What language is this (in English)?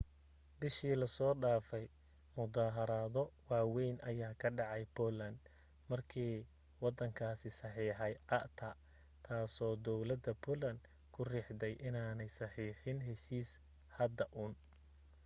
Somali